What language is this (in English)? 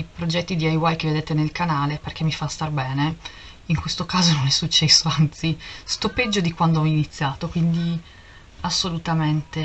Italian